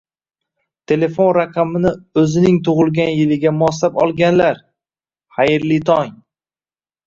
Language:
Uzbek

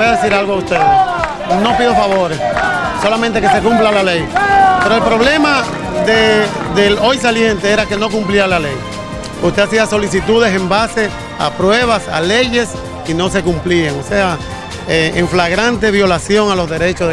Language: Spanish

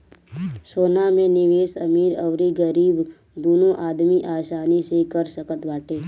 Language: Bhojpuri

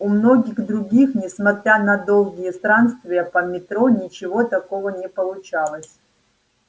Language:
Russian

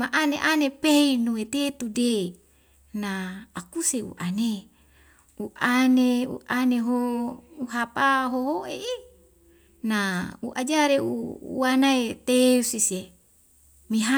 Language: Wemale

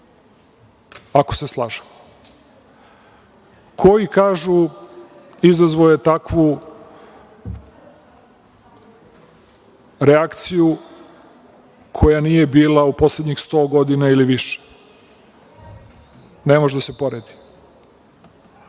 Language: Serbian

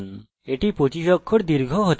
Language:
Bangla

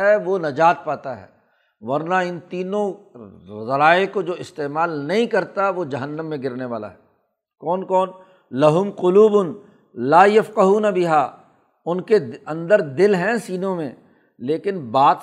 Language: Urdu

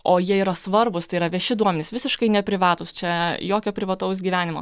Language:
Lithuanian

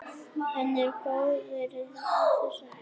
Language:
Icelandic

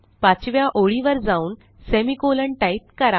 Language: Marathi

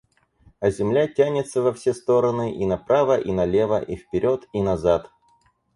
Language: Russian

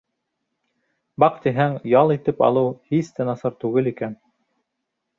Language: Bashkir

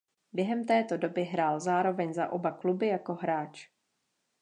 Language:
Czech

